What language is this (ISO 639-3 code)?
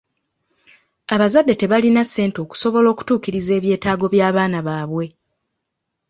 lug